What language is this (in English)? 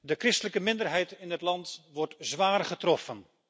Dutch